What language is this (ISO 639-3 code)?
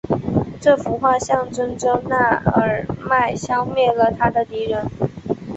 zho